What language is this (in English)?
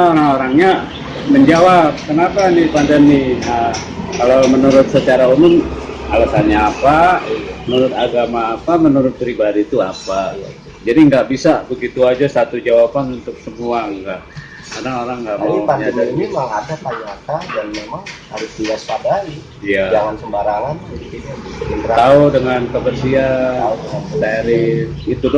Indonesian